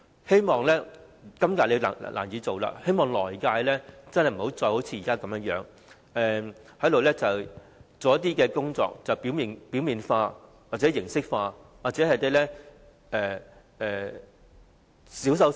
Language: Cantonese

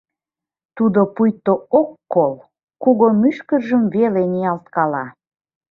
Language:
Mari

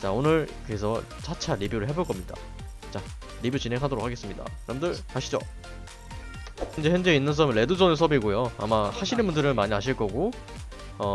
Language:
Korean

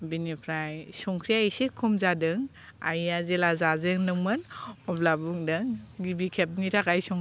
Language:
Bodo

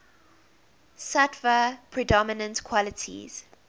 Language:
English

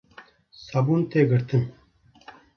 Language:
Kurdish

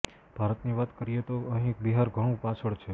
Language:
Gujarati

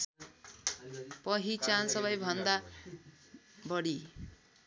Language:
Nepali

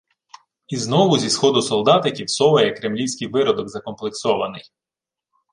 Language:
Ukrainian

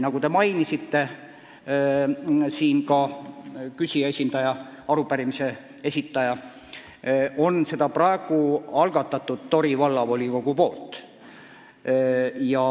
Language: Estonian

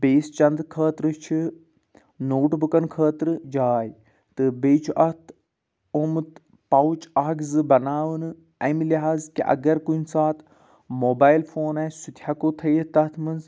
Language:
Kashmiri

